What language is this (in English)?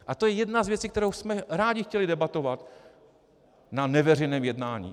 Czech